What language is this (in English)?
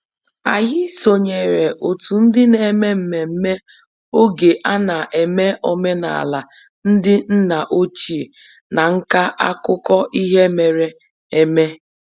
Igbo